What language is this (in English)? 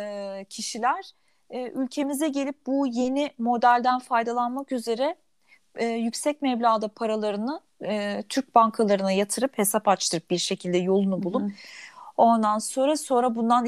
Turkish